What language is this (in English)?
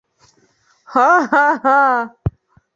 Bashkir